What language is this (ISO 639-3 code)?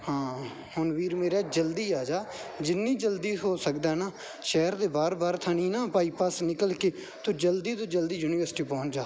pan